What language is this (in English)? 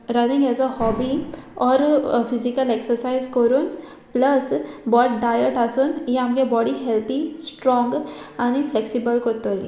Konkani